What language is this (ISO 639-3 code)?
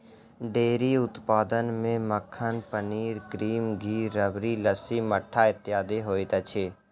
mai